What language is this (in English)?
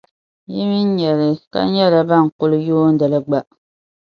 Dagbani